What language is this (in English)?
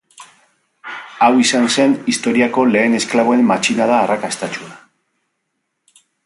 Basque